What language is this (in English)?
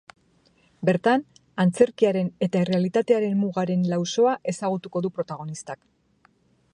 Basque